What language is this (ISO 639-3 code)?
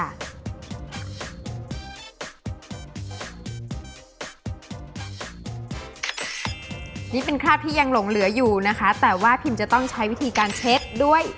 tha